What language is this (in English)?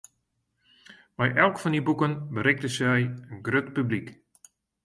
Western Frisian